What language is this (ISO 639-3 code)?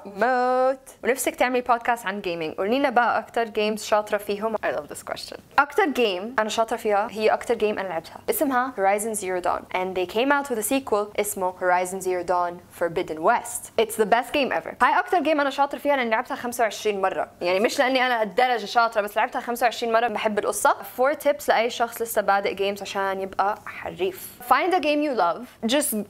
ara